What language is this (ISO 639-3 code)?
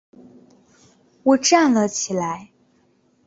zho